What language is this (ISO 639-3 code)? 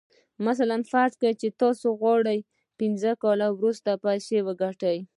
pus